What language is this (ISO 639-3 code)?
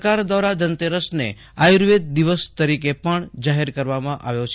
guj